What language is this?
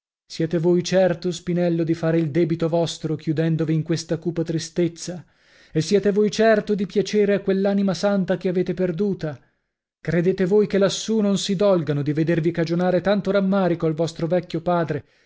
Italian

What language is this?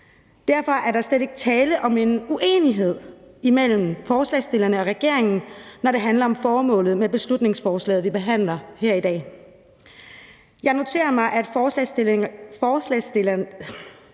Danish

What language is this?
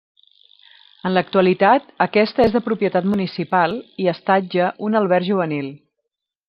Catalan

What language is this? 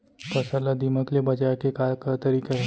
Chhattisgarhi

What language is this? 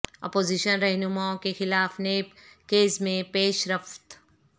Urdu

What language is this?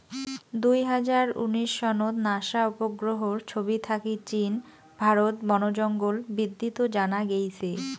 Bangla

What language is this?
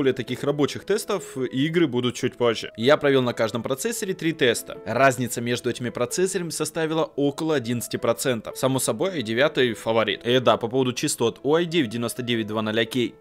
Russian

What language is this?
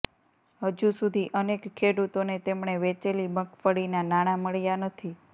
Gujarati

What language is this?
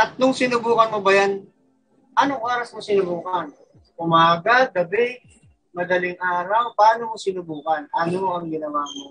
Filipino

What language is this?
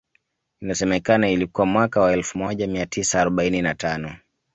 Swahili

